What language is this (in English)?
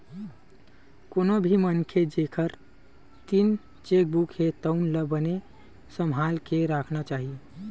Chhattisgarhi